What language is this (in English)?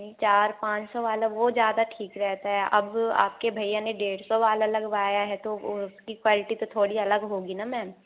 Hindi